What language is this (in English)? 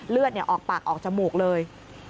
Thai